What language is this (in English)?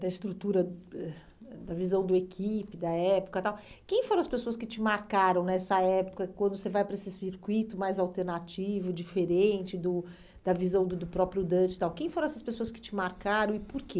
Portuguese